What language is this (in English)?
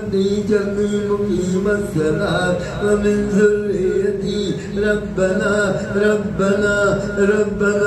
Arabic